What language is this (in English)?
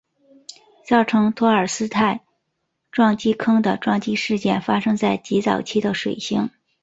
Chinese